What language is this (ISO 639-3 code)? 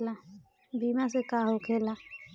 bho